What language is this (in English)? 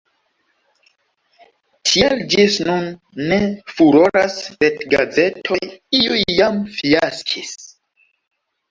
Esperanto